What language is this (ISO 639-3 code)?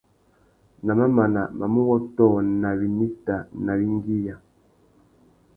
bag